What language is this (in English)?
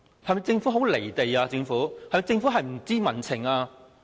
Cantonese